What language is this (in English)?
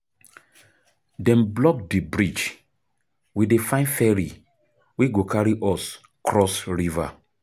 Nigerian Pidgin